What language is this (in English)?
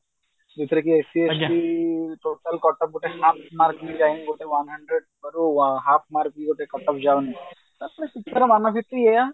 Odia